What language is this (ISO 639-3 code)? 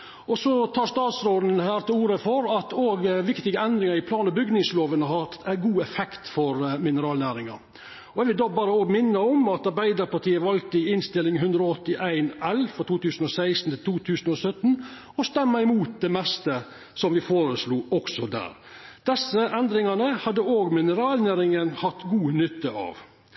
nno